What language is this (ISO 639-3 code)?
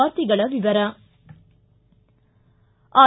kan